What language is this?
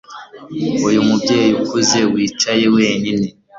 Kinyarwanda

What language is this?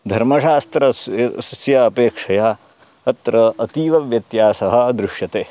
Sanskrit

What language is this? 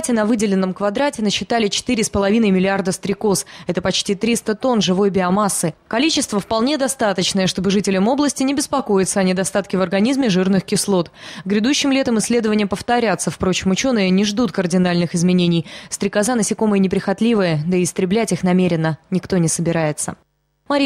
Russian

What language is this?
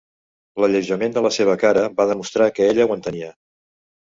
Catalan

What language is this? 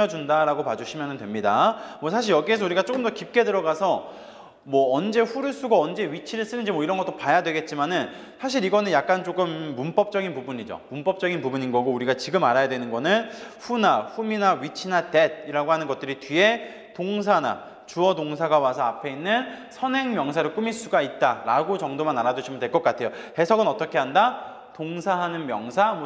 Korean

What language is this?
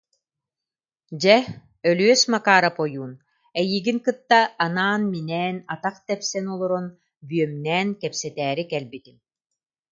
Yakut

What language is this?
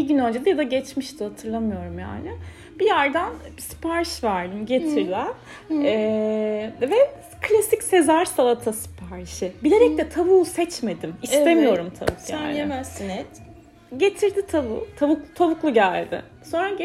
Turkish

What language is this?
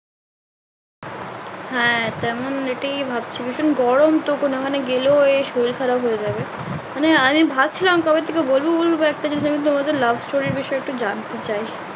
Bangla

